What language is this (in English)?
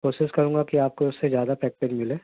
Urdu